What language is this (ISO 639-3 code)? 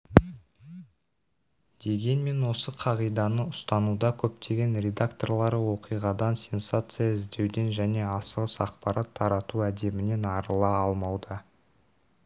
kaz